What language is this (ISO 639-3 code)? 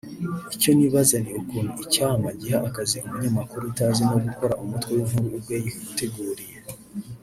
kin